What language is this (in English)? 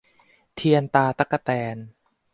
Thai